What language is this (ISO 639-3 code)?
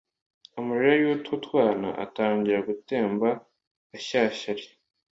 kin